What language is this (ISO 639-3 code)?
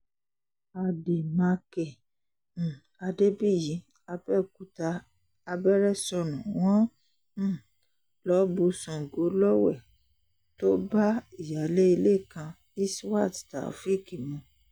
yor